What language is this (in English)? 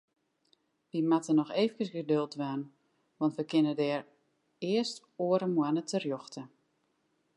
Western Frisian